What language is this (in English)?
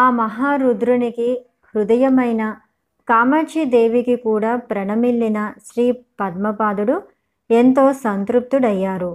Telugu